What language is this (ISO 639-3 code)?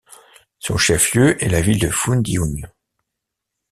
fra